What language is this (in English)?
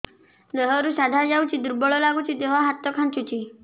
Odia